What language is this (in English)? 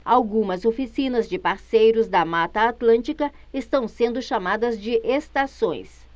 Portuguese